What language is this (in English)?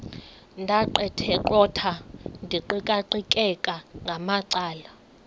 Xhosa